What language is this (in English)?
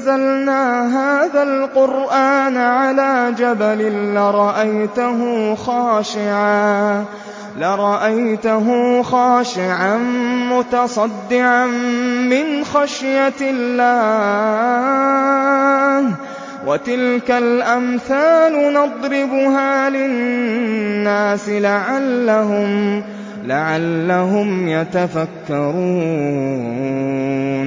Arabic